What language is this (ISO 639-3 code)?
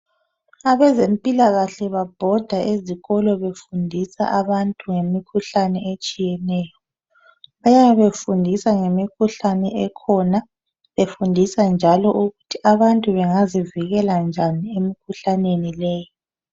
nde